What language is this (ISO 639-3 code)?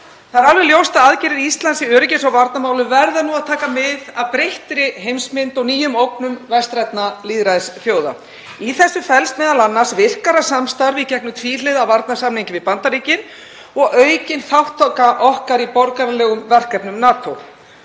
isl